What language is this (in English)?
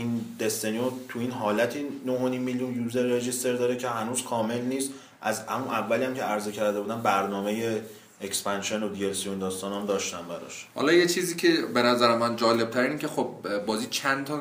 Persian